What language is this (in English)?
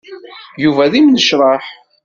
Kabyle